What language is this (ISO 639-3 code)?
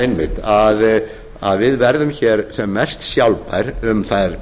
isl